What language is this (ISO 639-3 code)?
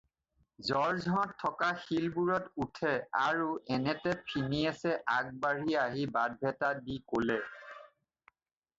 asm